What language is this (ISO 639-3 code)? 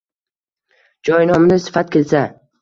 uzb